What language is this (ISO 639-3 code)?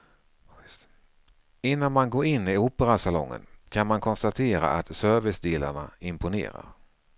swe